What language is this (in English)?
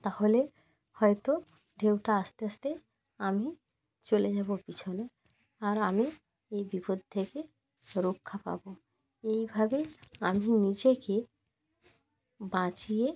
Bangla